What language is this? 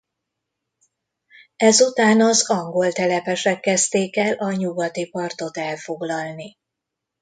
Hungarian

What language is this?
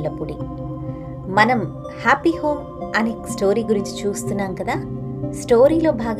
Telugu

